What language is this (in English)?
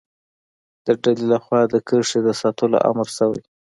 Pashto